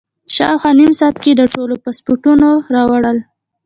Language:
Pashto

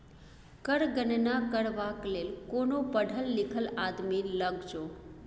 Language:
Maithili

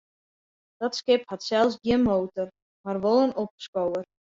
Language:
Western Frisian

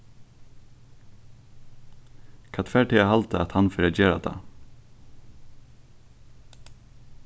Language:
Faroese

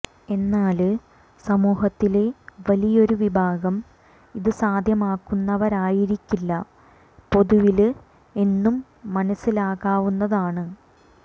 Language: Malayalam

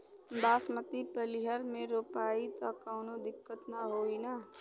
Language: Bhojpuri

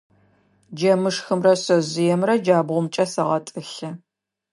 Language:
Adyghe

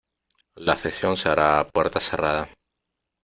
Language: Spanish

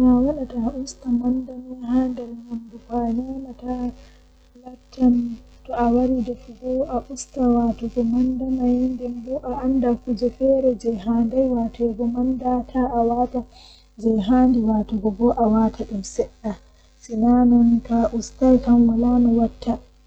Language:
Western Niger Fulfulde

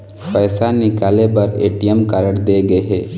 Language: Chhattisgarhi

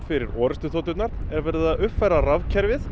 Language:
Icelandic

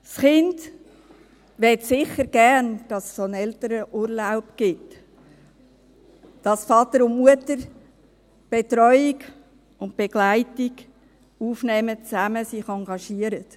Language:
Swiss German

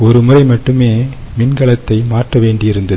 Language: Tamil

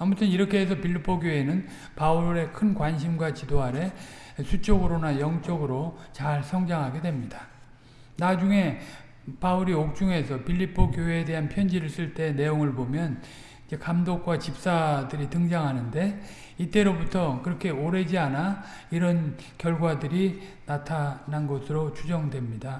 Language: Korean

